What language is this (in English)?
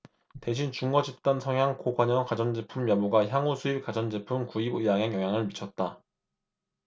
Korean